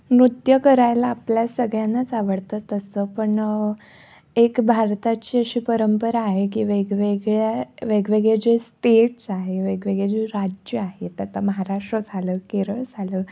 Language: Marathi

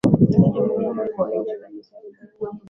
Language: Swahili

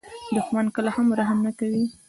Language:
Pashto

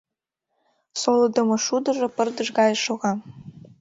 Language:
Mari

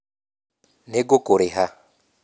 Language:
Kikuyu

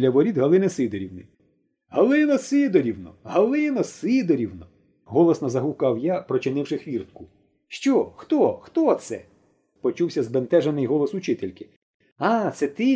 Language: Ukrainian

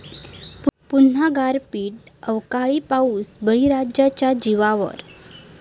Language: Marathi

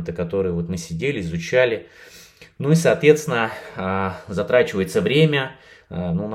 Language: Russian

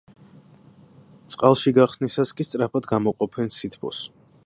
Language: Georgian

